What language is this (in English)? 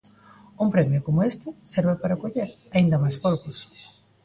Galician